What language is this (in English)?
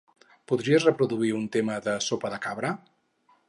Catalan